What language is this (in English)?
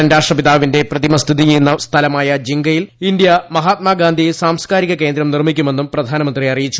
Malayalam